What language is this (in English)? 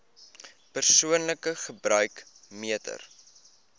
Afrikaans